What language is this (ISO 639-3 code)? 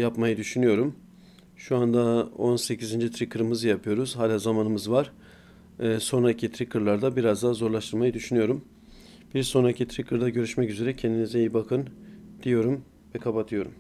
tur